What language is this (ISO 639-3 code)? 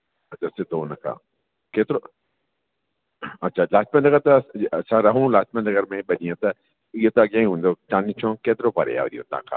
snd